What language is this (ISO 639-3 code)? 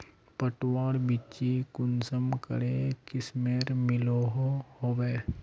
mag